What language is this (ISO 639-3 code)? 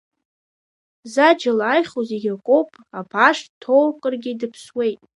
abk